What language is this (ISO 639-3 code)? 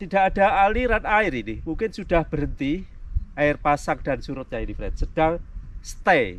ind